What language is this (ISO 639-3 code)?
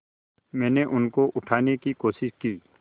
hin